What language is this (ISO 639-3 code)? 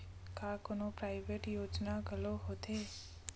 hne